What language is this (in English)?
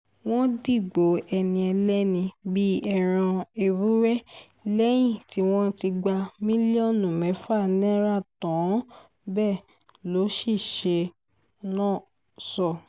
Yoruba